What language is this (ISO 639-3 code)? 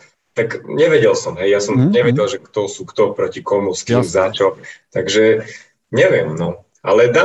slk